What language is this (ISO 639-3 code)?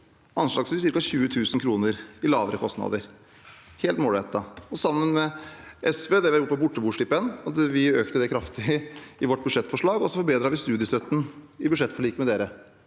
nor